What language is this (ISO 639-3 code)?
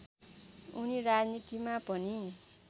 nep